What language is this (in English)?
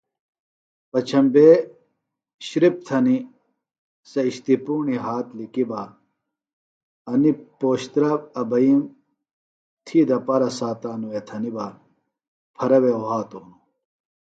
Phalura